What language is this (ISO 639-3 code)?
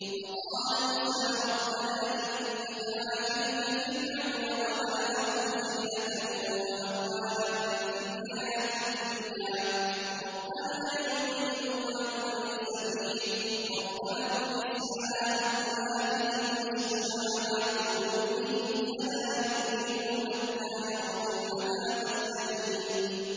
ara